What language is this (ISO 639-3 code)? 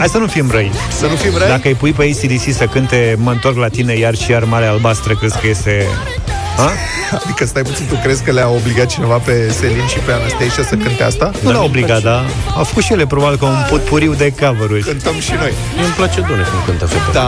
ron